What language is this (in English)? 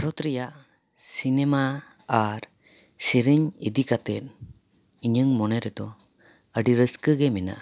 Santali